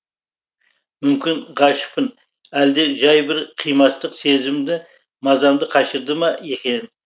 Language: Kazakh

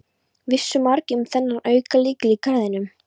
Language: Icelandic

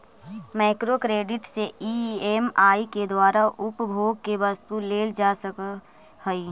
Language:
Magahi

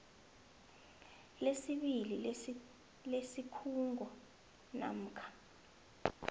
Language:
South Ndebele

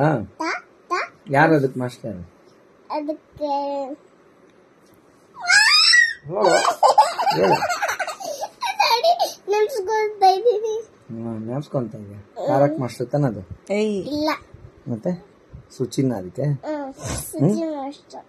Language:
Turkish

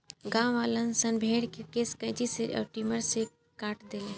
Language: Bhojpuri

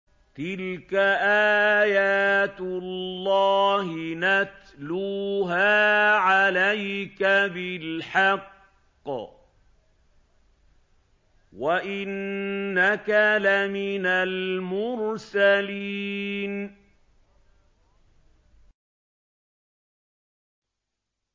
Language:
Arabic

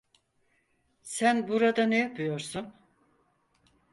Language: Turkish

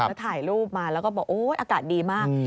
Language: Thai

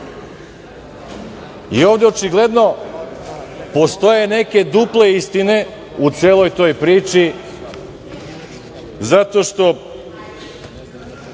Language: Serbian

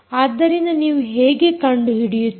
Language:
Kannada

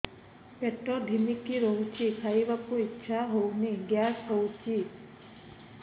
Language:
Odia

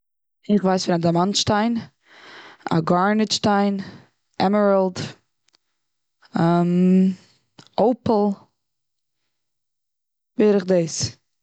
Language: Yiddish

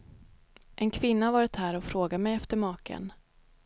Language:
Swedish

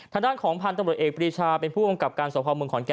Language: Thai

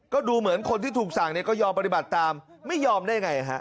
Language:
Thai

